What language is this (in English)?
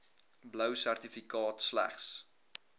Afrikaans